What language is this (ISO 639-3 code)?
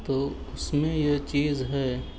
urd